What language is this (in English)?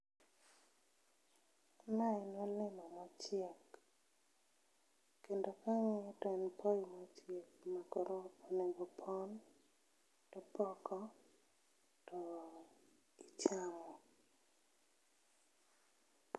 Luo (Kenya and Tanzania)